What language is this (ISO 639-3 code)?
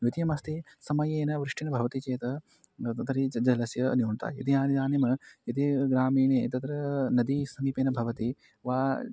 san